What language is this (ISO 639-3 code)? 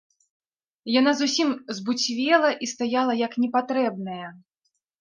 bel